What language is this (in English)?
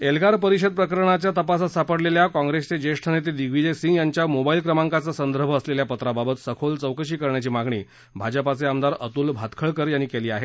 Marathi